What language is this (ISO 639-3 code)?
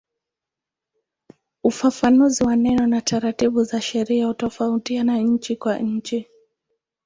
swa